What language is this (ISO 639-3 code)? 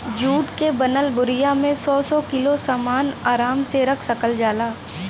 bho